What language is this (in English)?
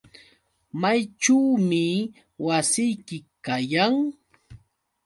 Yauyos Quechua